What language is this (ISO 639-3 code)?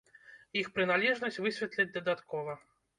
bel